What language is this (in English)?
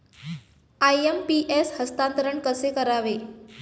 Marathi